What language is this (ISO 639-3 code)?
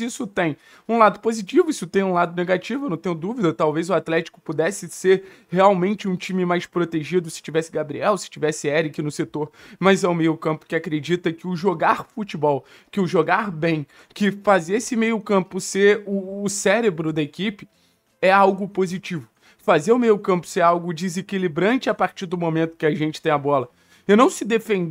por